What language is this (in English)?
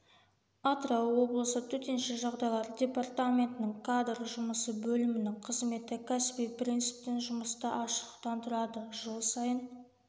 Kazakh